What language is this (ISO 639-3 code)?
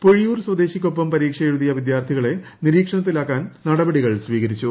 mal